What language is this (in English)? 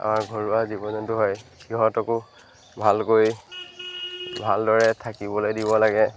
Assamese